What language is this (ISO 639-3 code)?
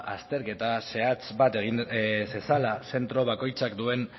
eus